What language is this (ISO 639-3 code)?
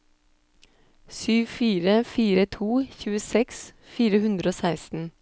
nor